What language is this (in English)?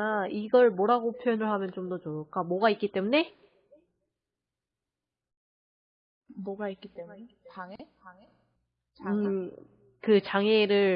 Korean